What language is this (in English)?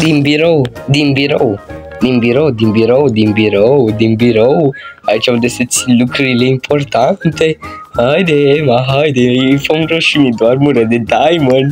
Romanian